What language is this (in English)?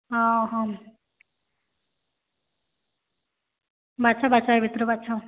Odia